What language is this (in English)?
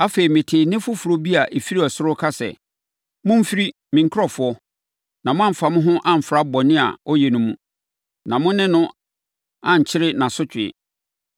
Akan